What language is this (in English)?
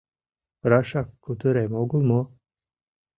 Mari